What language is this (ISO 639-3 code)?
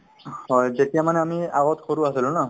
asm